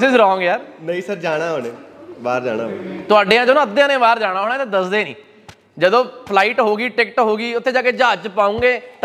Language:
Punjabi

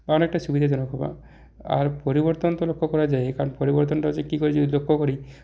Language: Bangla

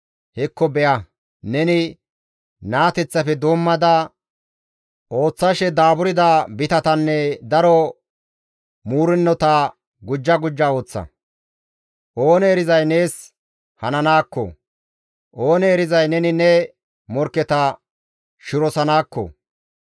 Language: Gamo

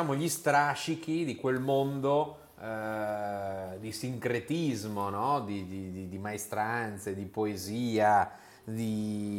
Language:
Italian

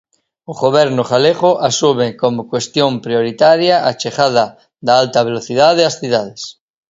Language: Galician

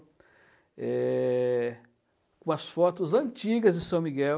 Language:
Portuguese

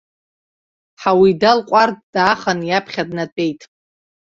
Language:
Abkhazian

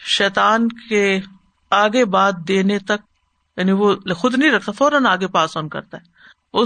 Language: Urdu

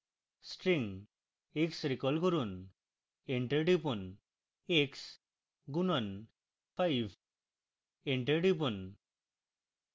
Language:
Bangla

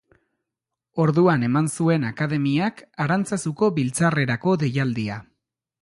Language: Basque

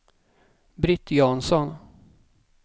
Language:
Swedish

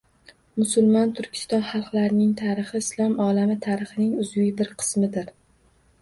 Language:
Uzbek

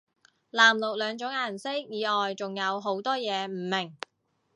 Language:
Cantonese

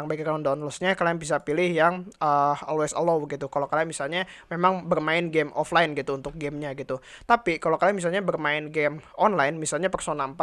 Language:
Indonesian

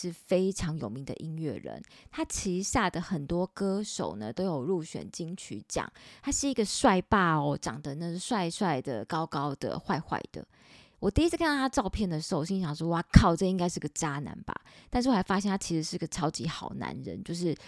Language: Chinese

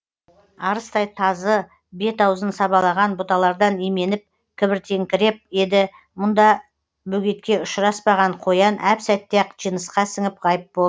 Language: Kazakh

